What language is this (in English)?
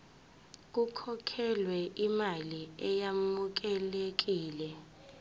Zulu